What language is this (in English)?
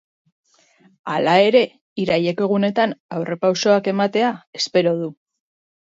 Basque